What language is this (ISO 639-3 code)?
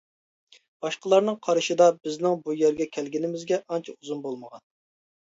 uig